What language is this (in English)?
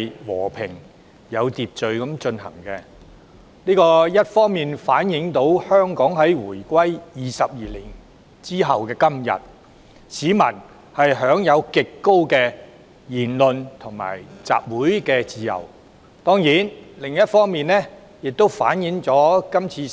Cantonese